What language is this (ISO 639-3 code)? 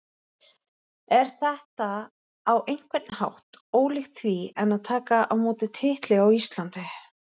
isl